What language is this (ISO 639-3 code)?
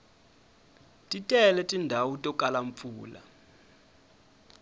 tso